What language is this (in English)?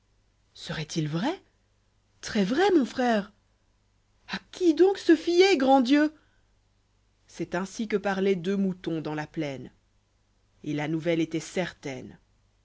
French